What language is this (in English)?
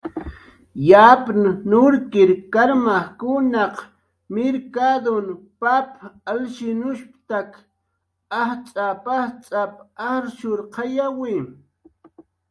Jaqaru